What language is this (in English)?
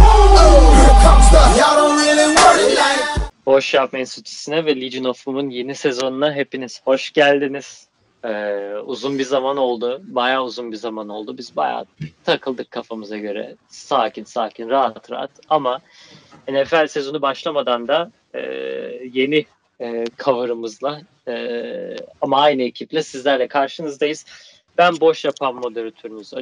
Turkish